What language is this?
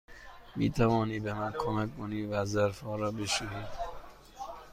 Persian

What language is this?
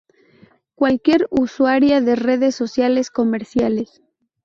Spanish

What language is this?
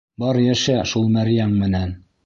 Bashkir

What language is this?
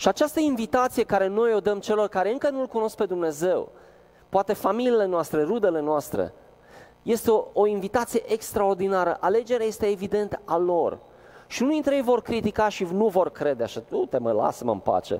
Romanian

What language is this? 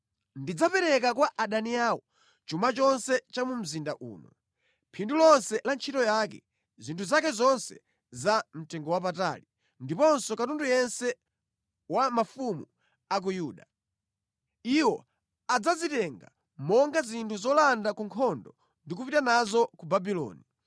Nyanja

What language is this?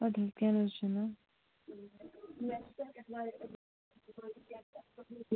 Kashmiri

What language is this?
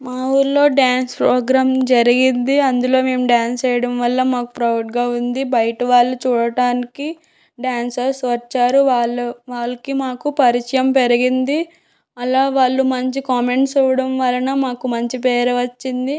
Telugu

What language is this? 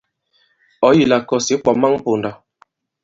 Bankon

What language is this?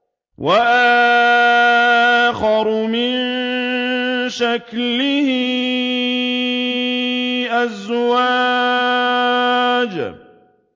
Arabic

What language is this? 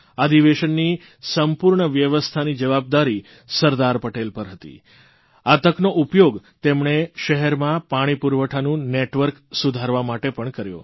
Gujarati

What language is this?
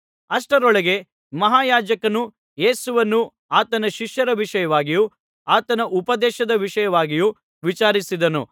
Kannada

